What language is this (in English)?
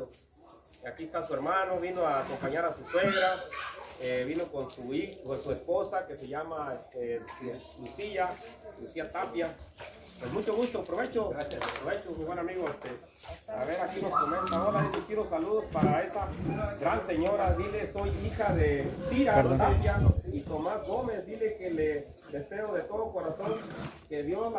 Spanish